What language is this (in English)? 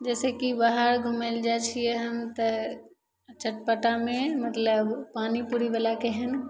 Maithili